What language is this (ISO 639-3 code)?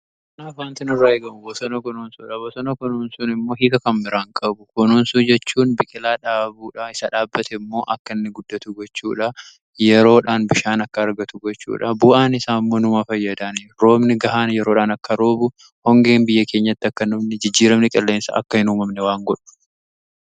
orm